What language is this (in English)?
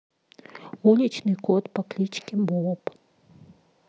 Russian